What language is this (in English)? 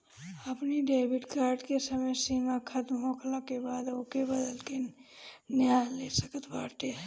Bhojpuri